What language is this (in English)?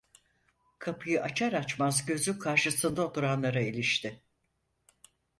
Turkish